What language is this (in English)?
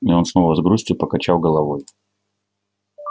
Russian